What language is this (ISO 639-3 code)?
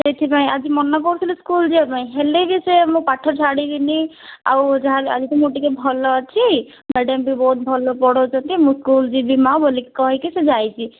ori